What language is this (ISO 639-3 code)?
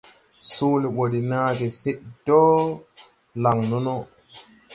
tui